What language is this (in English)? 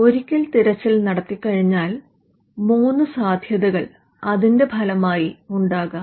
Malayalam